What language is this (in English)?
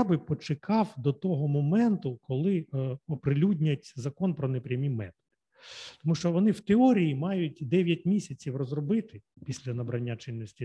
Ukrainian